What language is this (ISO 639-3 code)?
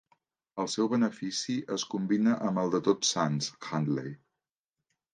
cat